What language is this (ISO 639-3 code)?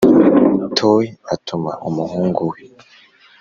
kin